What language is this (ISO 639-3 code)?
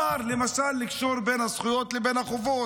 heb